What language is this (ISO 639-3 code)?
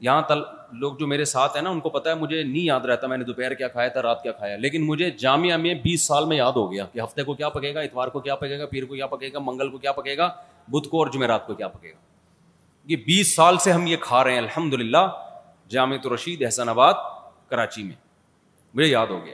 urd